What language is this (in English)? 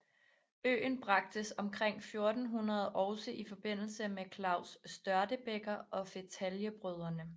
Danish